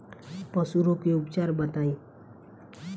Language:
Bhojpuri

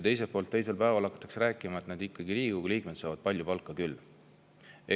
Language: Estonian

